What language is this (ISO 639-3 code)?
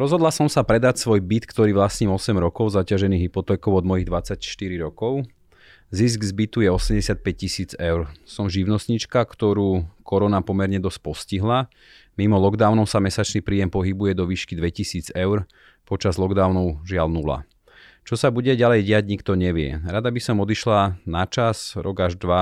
slk